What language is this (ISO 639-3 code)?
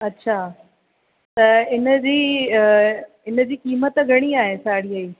snd